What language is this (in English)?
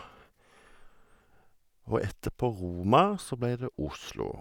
Norwegian